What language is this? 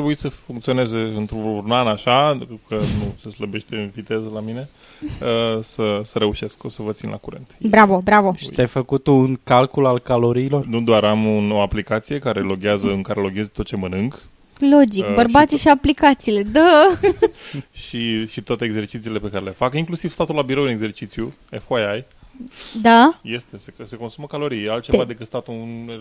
Romanian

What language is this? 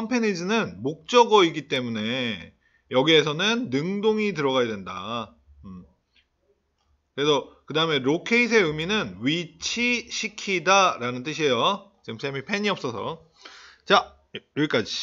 Korean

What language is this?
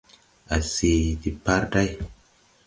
Tupuri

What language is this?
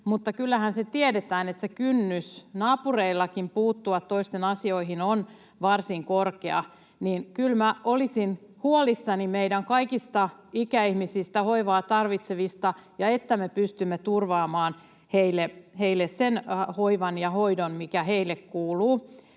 Finnish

